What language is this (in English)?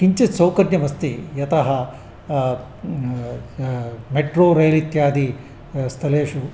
Sanskrit